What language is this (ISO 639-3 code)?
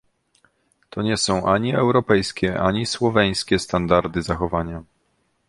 pol